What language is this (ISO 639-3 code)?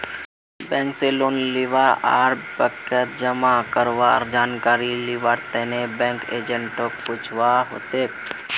mag